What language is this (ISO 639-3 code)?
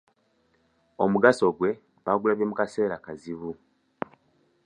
lug